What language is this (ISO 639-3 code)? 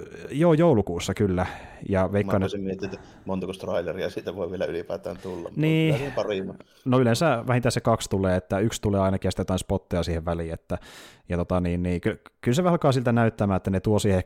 fin